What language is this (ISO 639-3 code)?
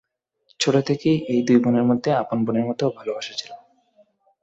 ben